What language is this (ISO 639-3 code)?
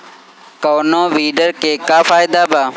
bho